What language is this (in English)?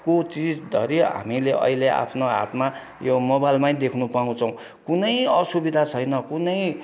Nepali